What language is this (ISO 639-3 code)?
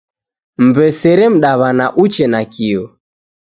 dav